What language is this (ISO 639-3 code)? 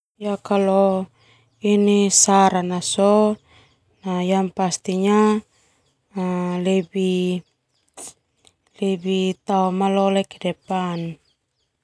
twu